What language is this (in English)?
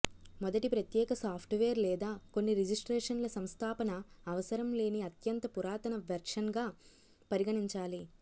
Telugu